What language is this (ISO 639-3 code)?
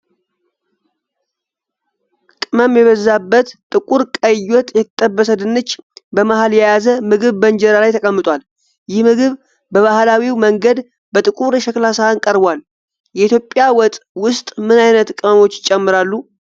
amh